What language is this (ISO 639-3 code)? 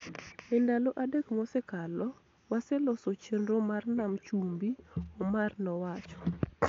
luo